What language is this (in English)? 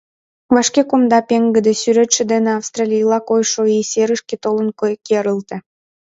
Mari